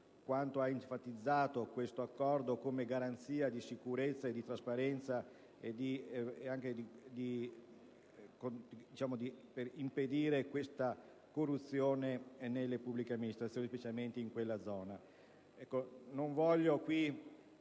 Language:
Italian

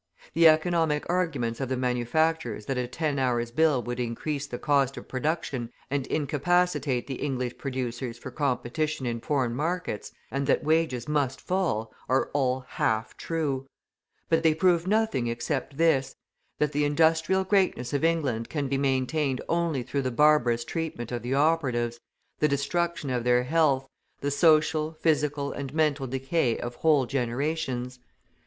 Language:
English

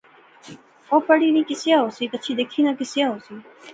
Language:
Pahari-Potwari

